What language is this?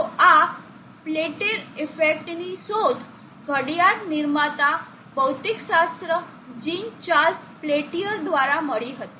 Gujarati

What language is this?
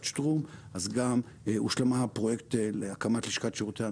Hebrew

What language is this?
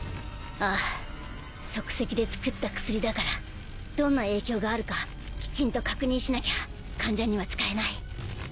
Japanese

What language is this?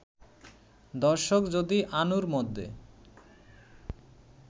Bangla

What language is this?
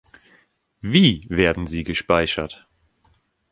German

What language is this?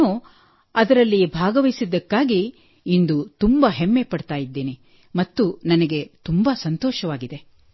Kannada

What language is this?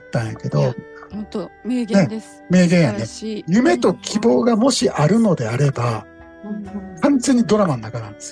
Japanese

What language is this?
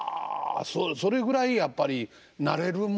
Japanese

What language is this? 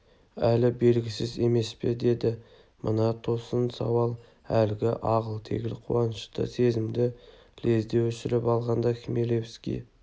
Kazakh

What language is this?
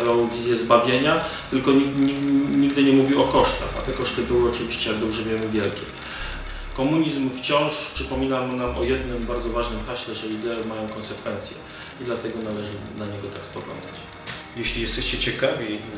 Polish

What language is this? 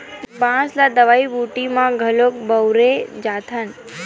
Chhattisgarhi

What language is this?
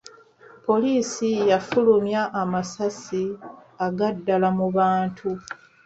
Ganda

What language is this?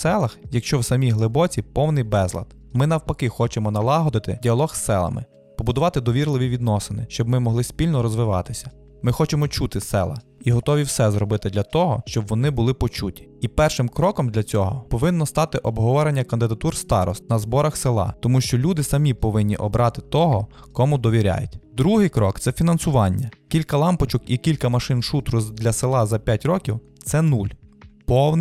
Ukrainian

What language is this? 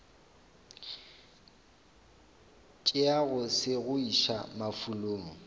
Northern Sotho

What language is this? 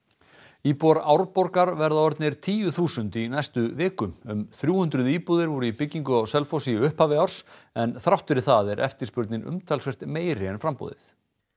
Icelandic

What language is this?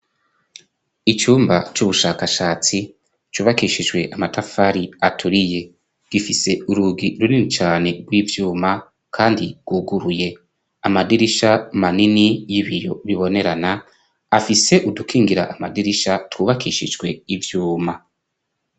Rundi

